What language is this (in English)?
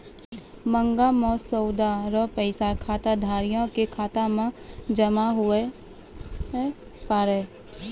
Maithili